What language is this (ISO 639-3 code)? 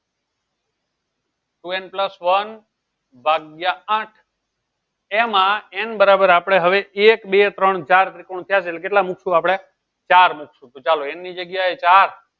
guj